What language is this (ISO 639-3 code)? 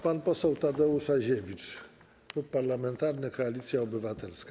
pol